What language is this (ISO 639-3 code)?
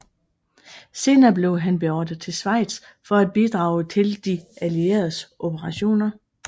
dan